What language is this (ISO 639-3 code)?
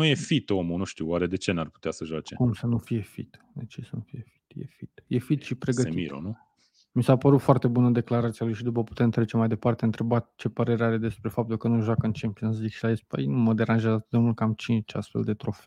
ron